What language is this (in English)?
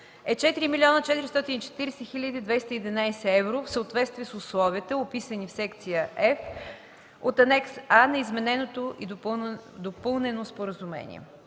Bulgarian